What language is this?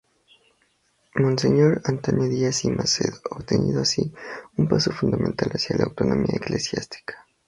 Spanish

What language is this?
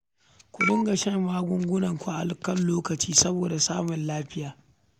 Hausa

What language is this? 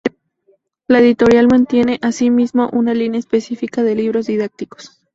Spanish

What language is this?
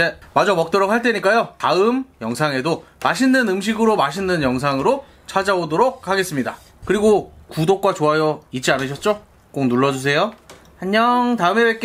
Korean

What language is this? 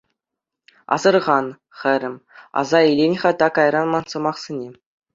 Chuvash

